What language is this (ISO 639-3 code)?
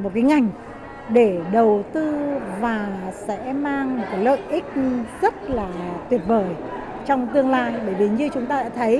vie